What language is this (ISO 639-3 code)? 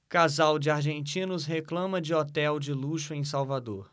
por